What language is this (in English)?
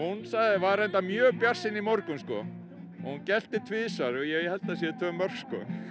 Icelandic